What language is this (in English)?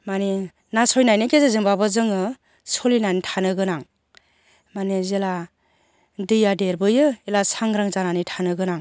Bodo